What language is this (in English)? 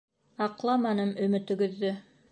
Bashkir